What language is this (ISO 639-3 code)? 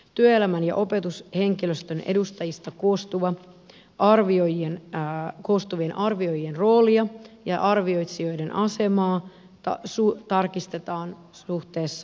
fin